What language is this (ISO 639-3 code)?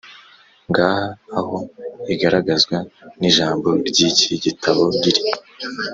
kin